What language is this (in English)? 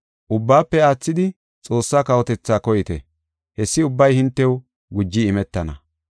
Gofa